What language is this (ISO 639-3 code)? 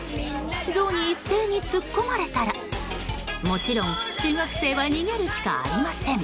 jpn